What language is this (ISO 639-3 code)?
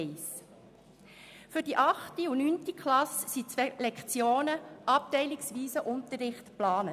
gsw